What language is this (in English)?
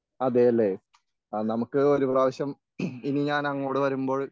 Malayalam